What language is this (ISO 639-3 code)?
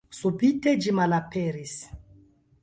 epo